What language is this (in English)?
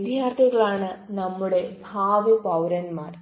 Malayalam